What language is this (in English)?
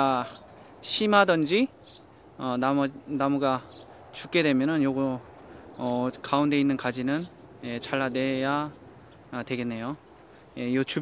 Korean